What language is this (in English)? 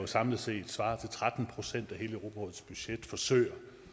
Danish